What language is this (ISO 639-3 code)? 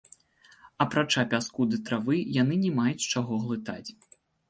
bel